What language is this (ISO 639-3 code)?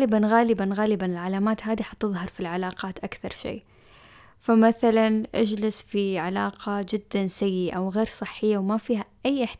ara